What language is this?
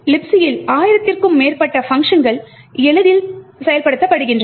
Tamil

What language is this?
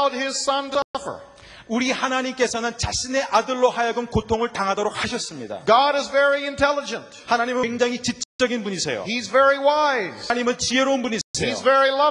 Korean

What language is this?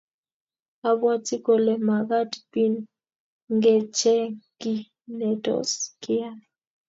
Kalenjin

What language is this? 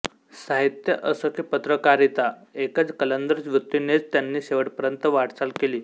Marathi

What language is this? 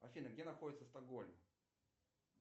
Russian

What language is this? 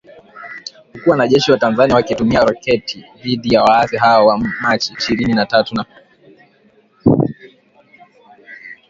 Swahili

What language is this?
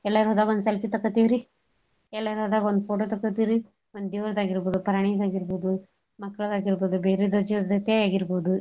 Kannada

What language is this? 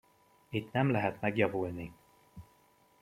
Hungarian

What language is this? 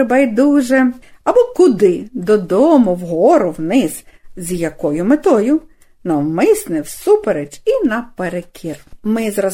Ukrainian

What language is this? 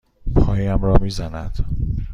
Persian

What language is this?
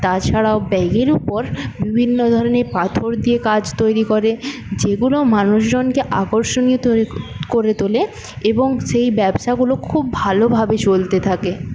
Bangla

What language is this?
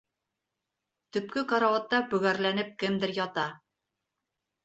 Bashkir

